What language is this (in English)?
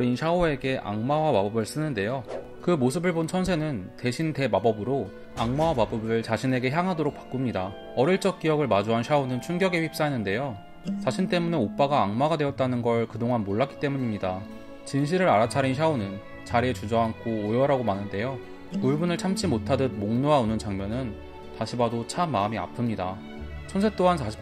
Korean